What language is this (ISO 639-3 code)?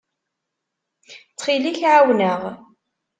kab